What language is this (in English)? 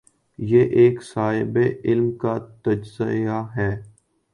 Urdu